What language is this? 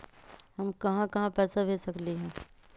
Magahi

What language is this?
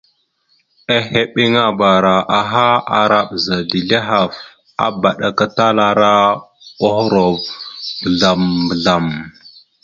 Mada (Cameroon)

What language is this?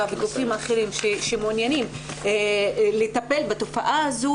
Hebrew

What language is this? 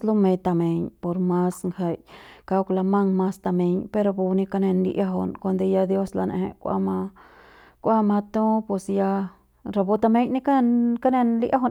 Central Pame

